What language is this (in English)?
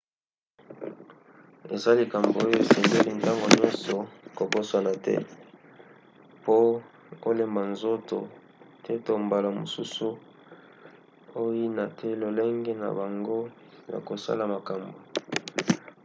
Lingala